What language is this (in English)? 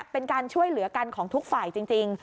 Thai